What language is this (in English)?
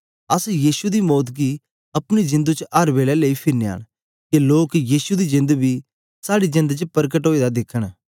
Dogri